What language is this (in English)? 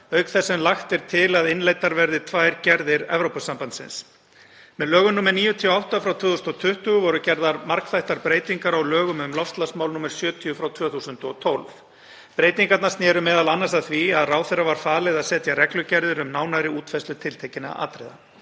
Icelandic